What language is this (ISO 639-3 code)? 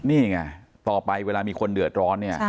tha